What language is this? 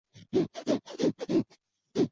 Chinese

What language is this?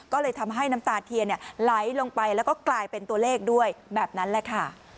Thai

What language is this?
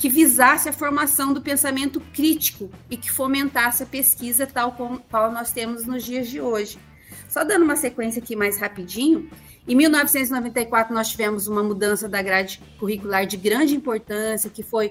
Portuguese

